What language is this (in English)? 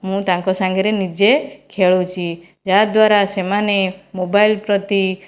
Odia